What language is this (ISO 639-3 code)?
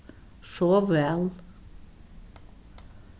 fao